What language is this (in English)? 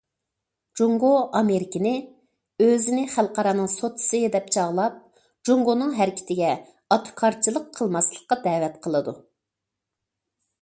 Uyghur